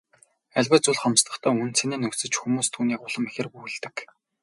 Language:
Mongolian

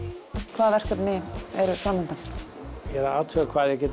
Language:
Icelandic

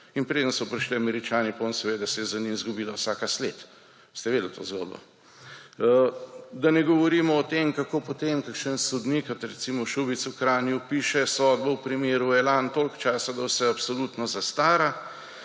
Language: Slovenian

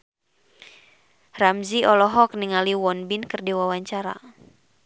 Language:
Sundanese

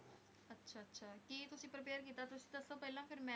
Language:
Punjabi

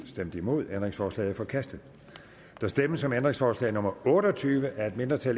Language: Danish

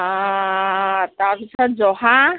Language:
Assamese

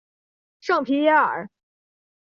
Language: Chinese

